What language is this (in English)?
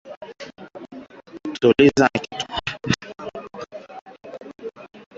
Swahili